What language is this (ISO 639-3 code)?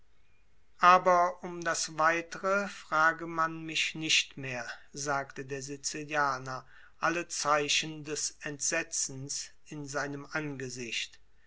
deu